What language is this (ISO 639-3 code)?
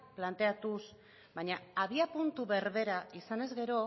eus